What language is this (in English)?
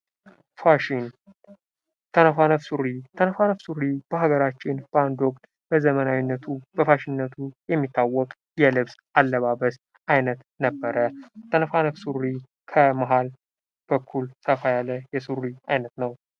Amharic